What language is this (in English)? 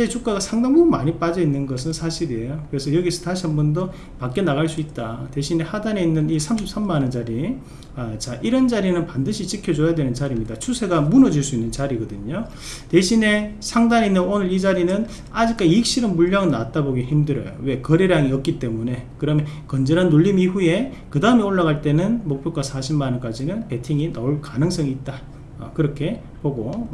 Korean